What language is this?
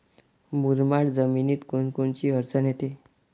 Marathi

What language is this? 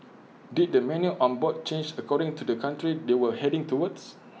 English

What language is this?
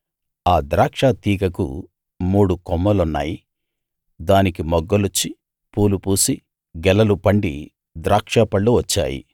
Telugu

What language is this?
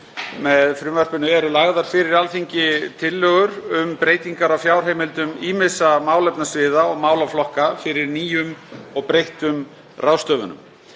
Icelandic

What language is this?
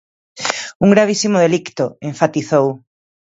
Galician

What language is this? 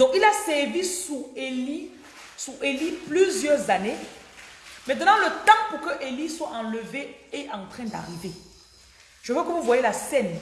French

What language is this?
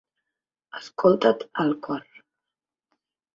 Catalan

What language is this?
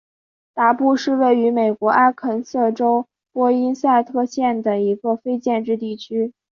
Chinese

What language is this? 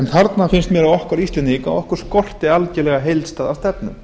Icelandic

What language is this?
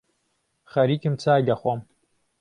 Central Kurdish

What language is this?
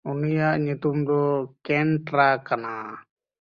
Santali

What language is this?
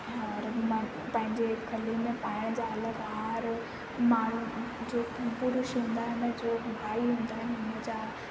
Sindhi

